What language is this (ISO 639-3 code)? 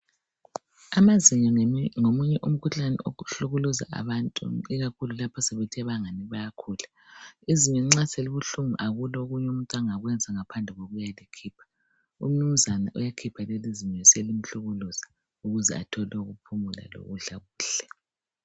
nde